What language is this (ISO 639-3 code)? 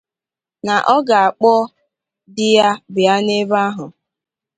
ibo